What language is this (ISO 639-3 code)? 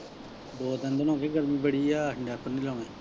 pan